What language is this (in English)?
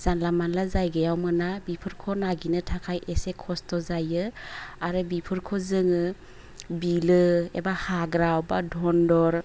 Bodo